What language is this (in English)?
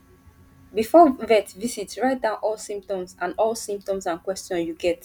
Nigerian Pidgin